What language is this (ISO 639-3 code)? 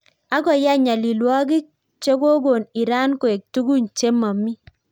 kln